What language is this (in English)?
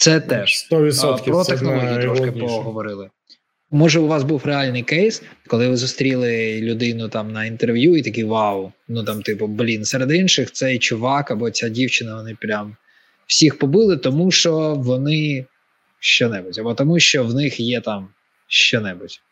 Ukrainian